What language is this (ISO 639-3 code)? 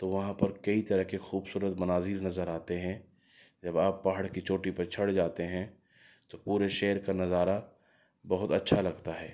urd